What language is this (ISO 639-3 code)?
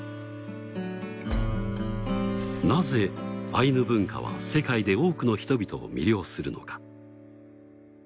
jpn